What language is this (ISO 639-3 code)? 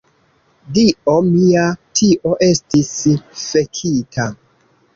epo